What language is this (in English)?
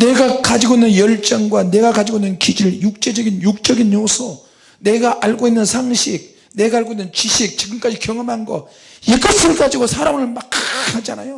Korean